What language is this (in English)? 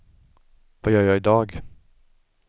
Swedish